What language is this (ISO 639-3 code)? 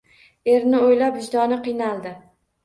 uzb